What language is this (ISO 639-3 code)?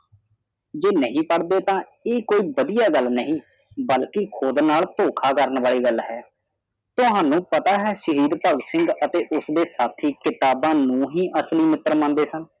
pan